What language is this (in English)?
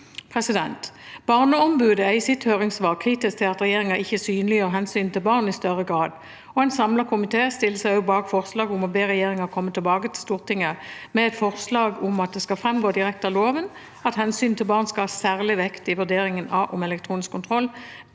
Norwegian